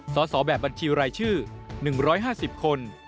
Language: Thai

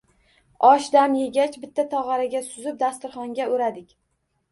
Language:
Uzbek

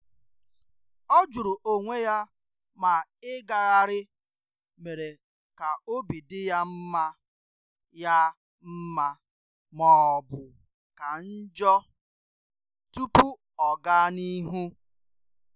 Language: Igbo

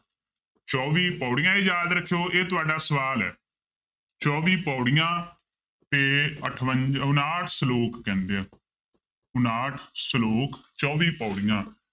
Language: Punjabi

